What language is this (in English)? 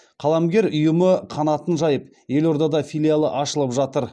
Kazakh